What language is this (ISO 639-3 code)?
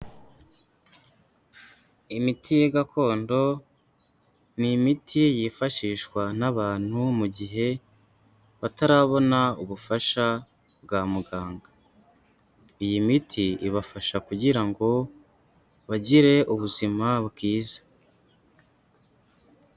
kin